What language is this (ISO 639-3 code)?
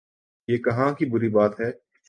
urd